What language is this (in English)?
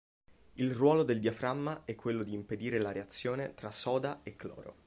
Italian